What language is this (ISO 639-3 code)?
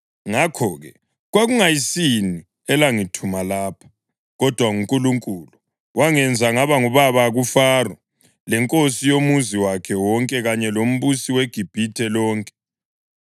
nde